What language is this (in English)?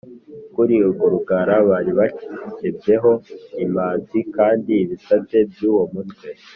Kinyarwanda